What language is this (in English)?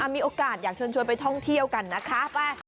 Thai